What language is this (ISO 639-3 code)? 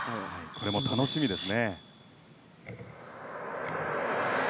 jpn